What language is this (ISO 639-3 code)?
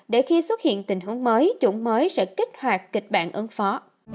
vie